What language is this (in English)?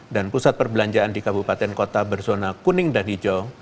Indonesian